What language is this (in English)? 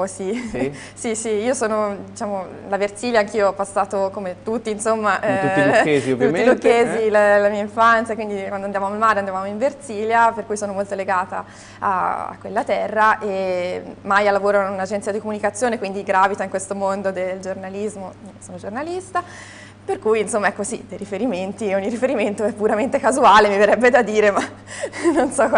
Italian